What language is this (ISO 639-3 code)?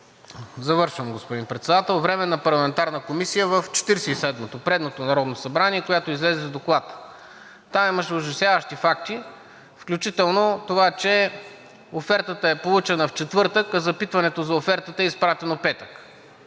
bul